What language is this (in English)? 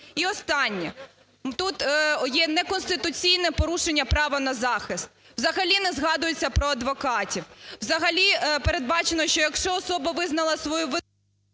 Ukrainian